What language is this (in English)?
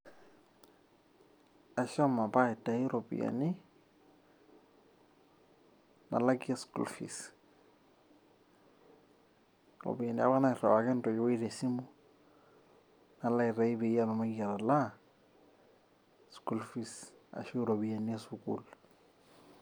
Masai